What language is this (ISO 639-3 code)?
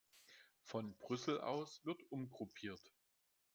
deu